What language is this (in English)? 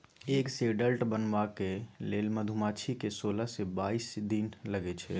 Maithili